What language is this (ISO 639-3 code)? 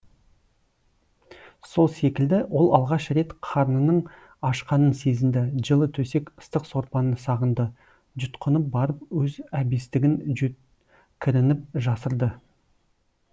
kaz